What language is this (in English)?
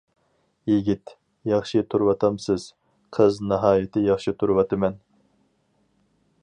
Uyghur